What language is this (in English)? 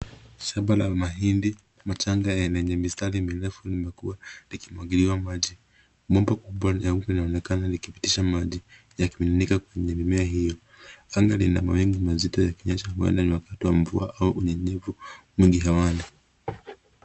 Swahili